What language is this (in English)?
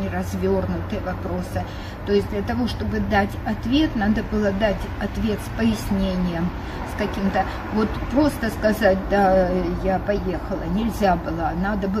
Russian